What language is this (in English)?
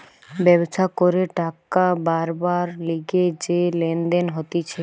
Bangla